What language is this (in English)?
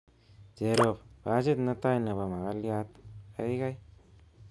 Kalenjin